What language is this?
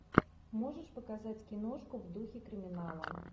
Russian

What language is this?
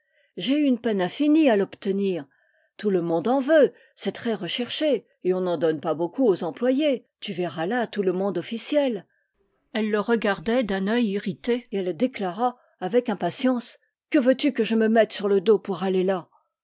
French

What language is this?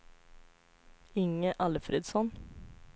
Swedish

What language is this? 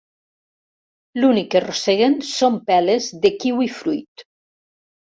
Catalan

